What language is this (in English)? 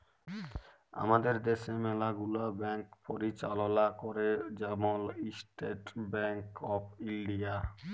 Bangla